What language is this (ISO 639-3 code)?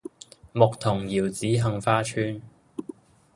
yue